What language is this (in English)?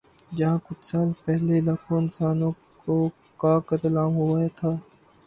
Urdu